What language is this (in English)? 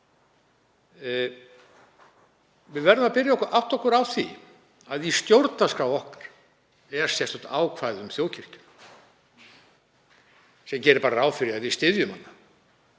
Icelandic